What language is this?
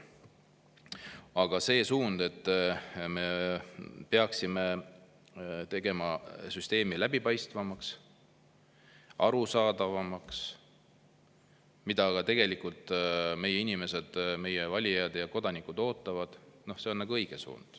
Estonian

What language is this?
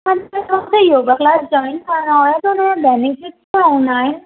Sindhi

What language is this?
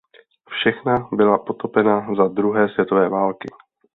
Czech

